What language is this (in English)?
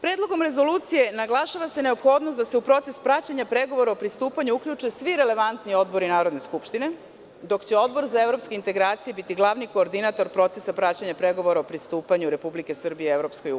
Serbian